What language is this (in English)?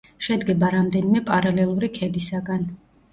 Georgian